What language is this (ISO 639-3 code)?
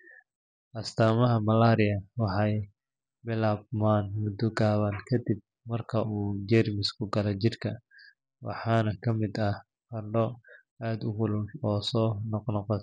som